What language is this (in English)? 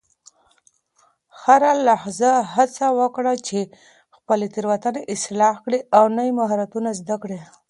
Pashto